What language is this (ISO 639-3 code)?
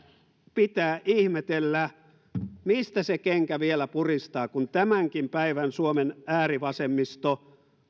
fin